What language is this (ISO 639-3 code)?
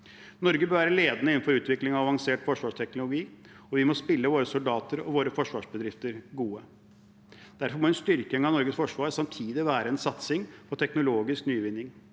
nor